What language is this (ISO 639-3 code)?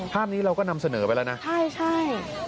tha